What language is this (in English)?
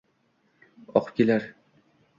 Uzbek